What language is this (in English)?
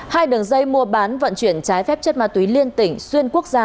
Vietnamese